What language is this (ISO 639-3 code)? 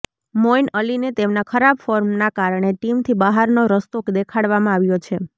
guj